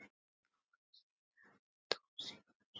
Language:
Icelandic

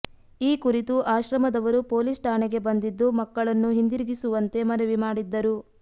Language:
Kannada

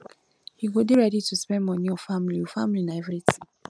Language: Nigerian Pidgin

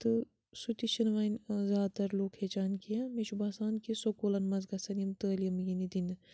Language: Kashmiri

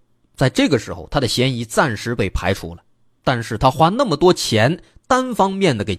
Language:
Chinese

